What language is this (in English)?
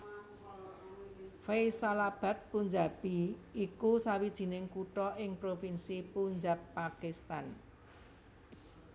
Javanese